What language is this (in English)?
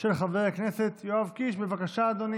Hebrew